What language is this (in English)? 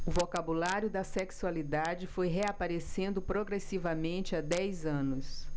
Portuguese